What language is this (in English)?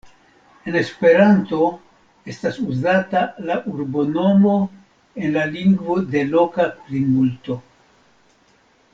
Esperanto